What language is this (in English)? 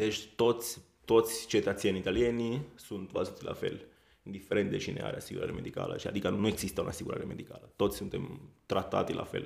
Romanian